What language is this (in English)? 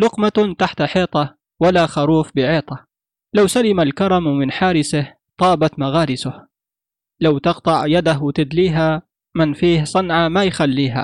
Arabic